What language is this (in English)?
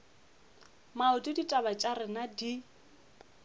Northern Sotho